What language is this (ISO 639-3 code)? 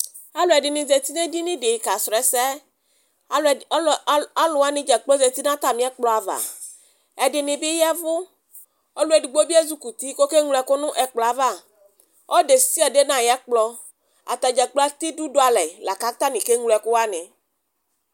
kpo